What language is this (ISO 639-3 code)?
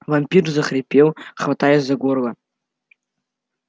rus